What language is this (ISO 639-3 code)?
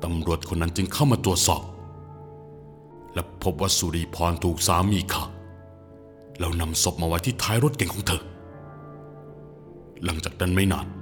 tha